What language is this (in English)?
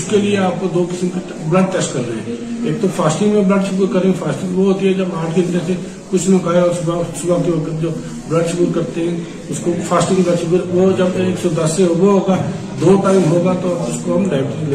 Urdu